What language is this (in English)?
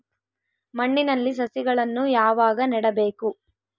Kannada